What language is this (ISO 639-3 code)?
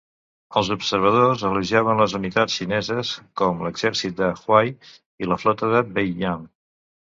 cat